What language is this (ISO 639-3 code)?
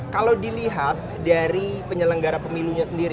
ind